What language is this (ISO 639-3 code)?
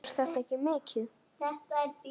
isl